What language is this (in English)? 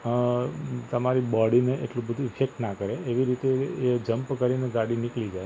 Gujarati